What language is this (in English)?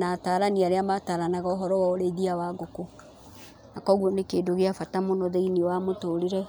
Kikuyu